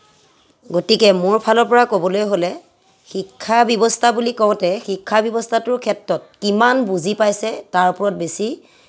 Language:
Assamese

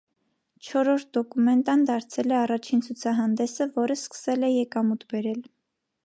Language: Armenian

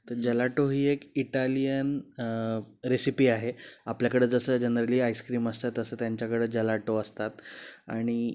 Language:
Marathi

